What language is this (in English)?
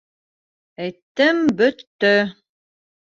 Bashkir